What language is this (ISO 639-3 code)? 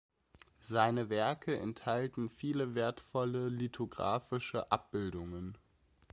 deu